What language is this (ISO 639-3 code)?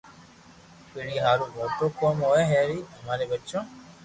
lrk